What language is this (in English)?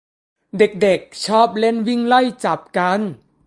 Thai